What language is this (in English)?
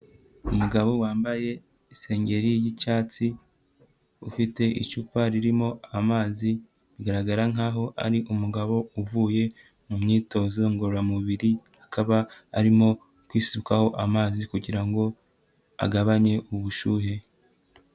Kinyarwanda